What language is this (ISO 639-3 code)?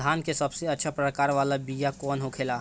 bho